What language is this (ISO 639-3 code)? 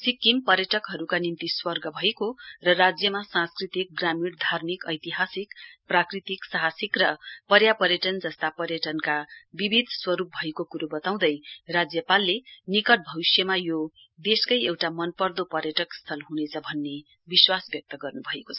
nep